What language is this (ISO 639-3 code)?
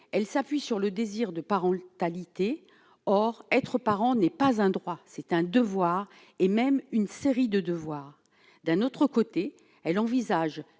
fra